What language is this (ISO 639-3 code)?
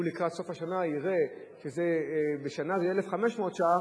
heb